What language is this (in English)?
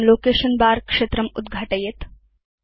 Sanskrit